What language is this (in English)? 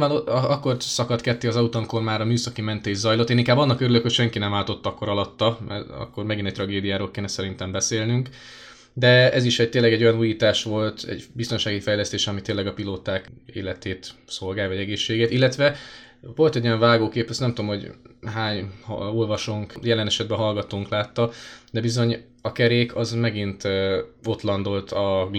Hungarian